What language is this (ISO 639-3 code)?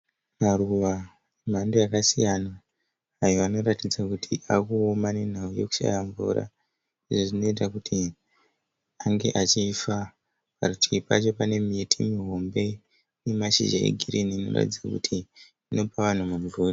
sna